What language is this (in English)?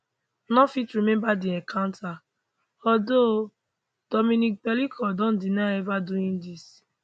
Nigerian Pidgin